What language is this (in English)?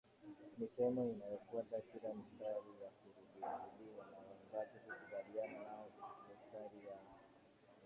Swahili